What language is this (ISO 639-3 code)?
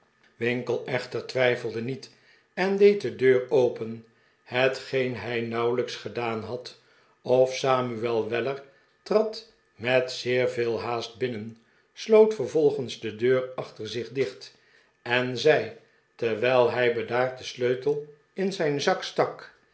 nld